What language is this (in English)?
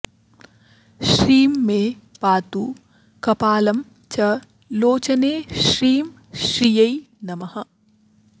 Sanskrit